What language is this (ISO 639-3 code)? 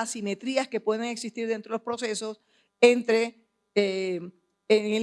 spa